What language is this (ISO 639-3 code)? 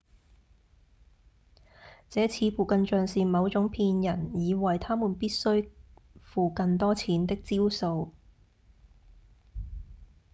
yue